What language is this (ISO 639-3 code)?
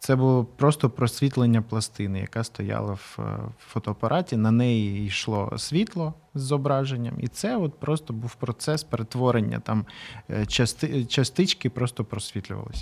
ukr